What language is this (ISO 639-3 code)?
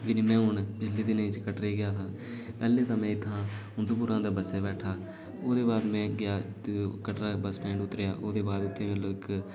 doi